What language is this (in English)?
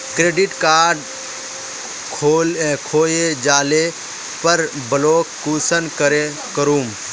Magahi